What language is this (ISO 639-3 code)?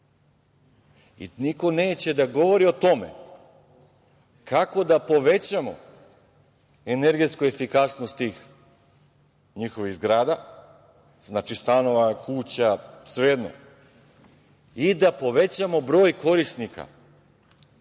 srp